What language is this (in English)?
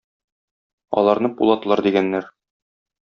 Tatar